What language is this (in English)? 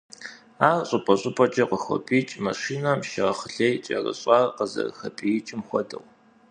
Kabardian